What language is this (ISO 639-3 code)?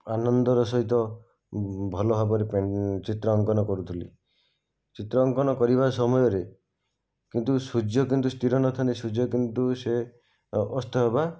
ori